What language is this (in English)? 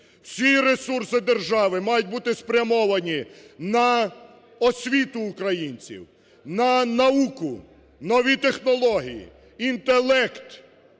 Ukrainian